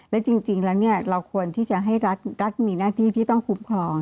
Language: Thai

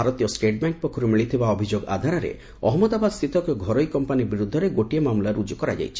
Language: Odia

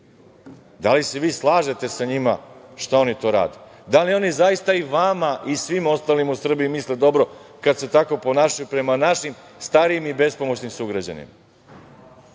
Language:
Serbian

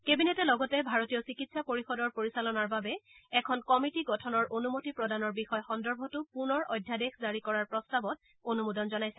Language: Assamese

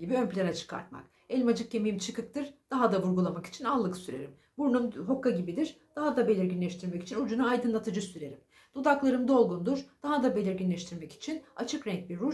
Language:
Turkish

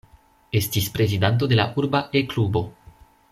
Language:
Esperanto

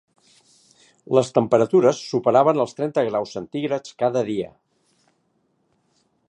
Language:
Catalan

